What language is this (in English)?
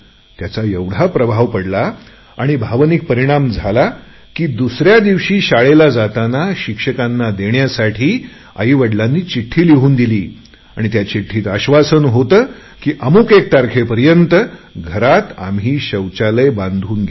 Marathi